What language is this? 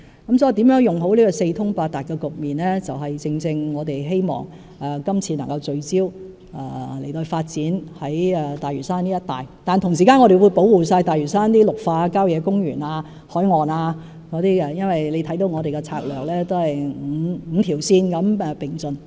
Cantonese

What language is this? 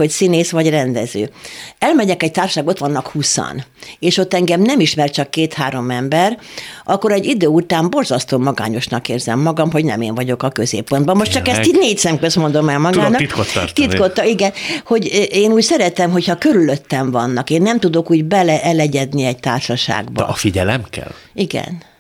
Hungarian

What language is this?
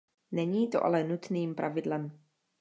Czech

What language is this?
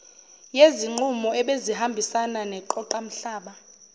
Zulu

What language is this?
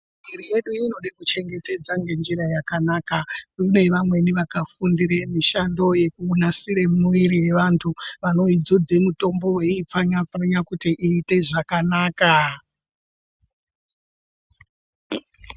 Ndau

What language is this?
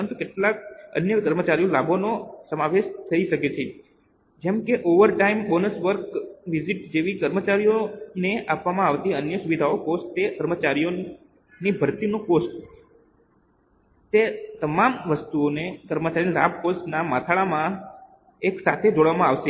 Gujarati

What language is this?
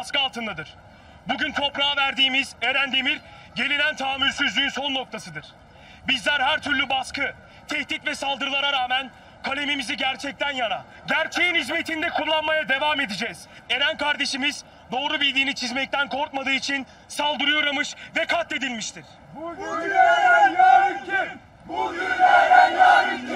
Turkish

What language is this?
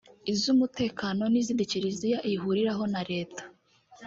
Kinyarwanda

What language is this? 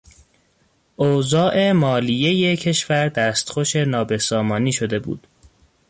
Persian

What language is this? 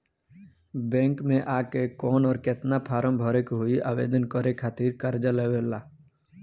Bhojpuri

